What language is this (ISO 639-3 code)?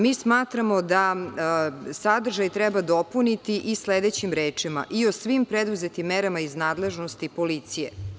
srp